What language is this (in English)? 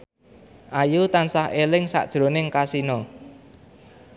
Javanese